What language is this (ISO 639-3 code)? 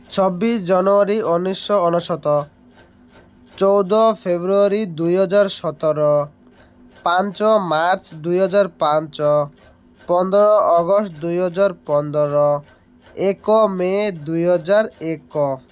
ori